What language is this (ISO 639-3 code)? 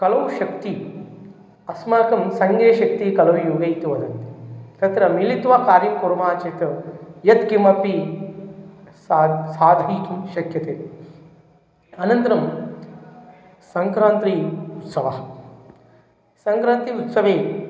san